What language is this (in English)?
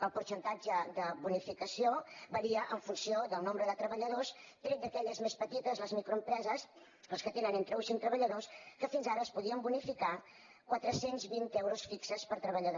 Catalan